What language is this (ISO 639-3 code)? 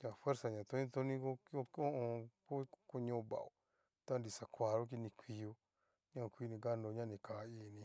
miu